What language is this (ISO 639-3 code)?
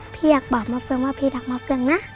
tha